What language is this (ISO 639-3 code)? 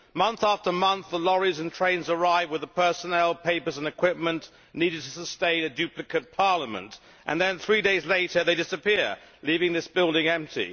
eng